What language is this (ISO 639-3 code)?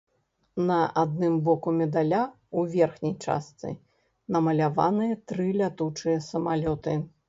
bel